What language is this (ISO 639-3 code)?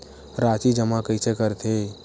hne